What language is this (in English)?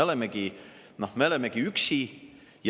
Estonian